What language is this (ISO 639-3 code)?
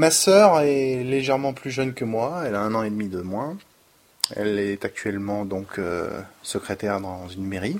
fra